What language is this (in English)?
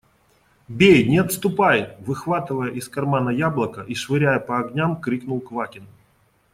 Russian